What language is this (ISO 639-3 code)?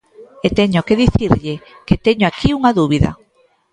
glg